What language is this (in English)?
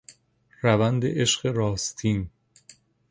Persian